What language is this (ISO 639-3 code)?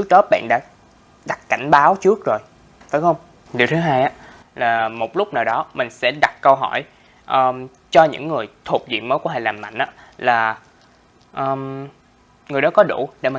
vie